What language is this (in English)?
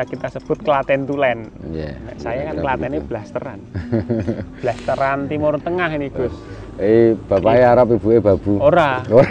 Indonesian